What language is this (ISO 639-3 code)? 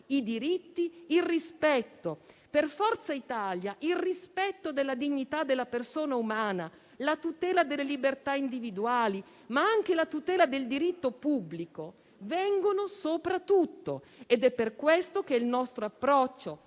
ita